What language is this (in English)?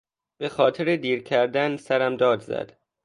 Persian